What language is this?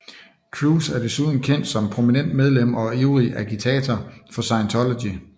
Danish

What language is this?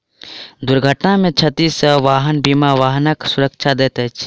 Maithili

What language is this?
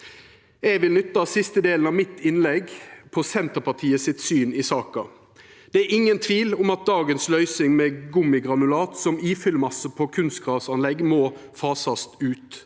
Norwegian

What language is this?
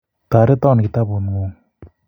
Kalenjin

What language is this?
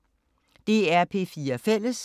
Danish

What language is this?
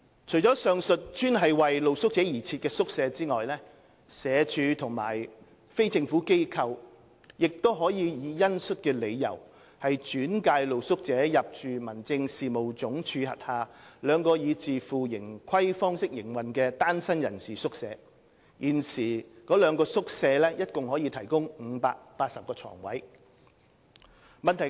Cantonese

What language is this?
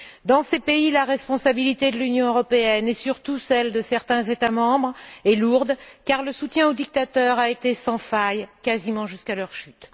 French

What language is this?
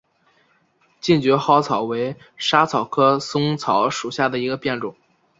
Chinese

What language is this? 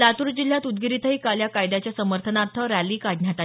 Marathi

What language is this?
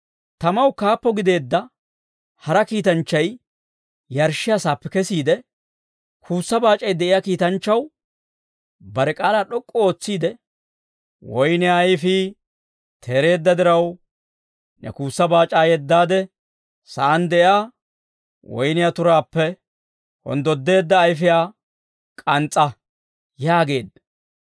Dawro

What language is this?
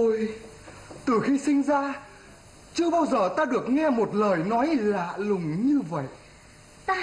Vietnamese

